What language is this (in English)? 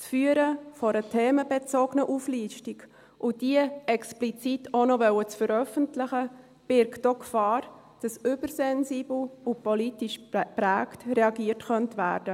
Swiss German